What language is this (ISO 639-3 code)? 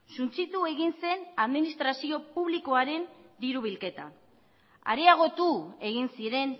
eus